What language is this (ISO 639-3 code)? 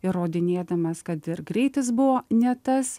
lit